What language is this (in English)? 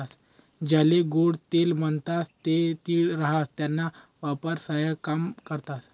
Marathi